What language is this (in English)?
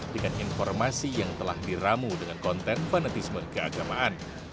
Indonesian